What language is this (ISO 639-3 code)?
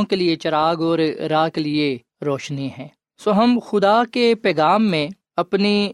urd